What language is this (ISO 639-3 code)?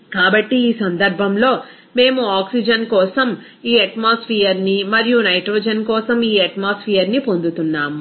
tel